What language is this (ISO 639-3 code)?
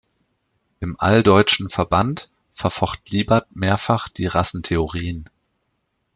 deu